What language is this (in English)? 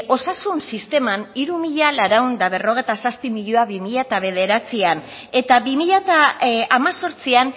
Basque